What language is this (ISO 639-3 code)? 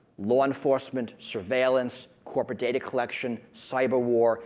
eng